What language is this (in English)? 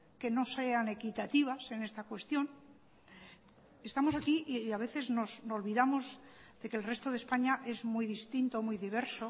Spanish